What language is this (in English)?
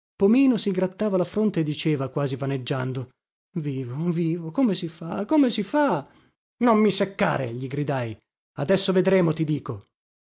Italian